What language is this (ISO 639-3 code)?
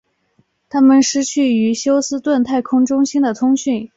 zho